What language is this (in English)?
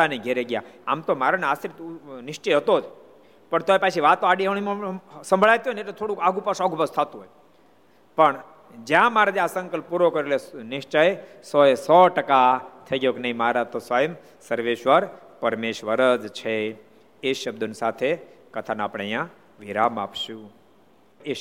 Gujarati